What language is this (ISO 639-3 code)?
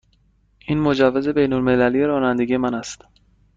fas